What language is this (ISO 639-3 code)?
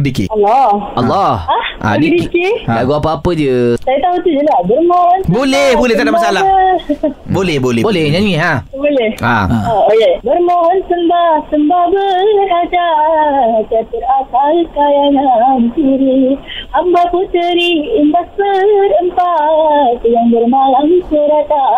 msa